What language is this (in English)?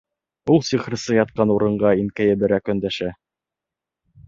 Bashkir